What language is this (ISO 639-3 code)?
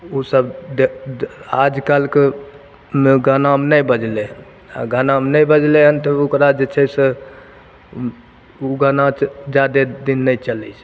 mai